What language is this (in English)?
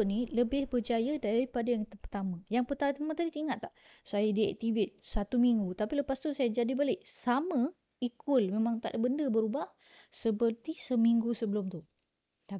Malay